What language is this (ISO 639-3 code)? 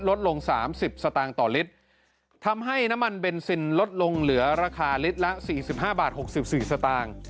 tha